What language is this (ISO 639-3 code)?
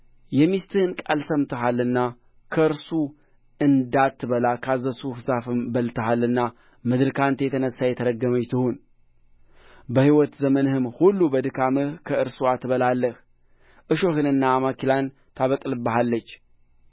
amh